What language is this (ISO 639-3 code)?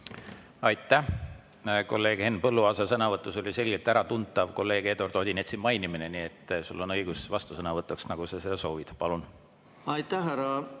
est